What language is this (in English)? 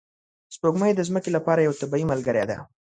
Pashto